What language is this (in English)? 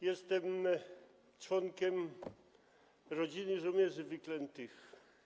Polish